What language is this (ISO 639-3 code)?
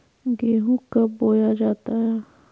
mag